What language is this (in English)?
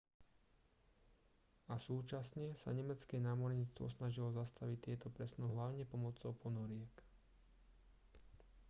Slovak